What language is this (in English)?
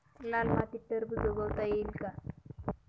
Marathi